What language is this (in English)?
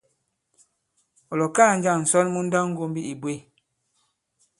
Bankon